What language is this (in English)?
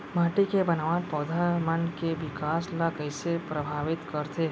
Chhattisgarhi